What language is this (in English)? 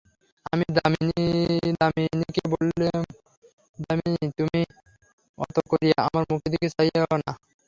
Bangla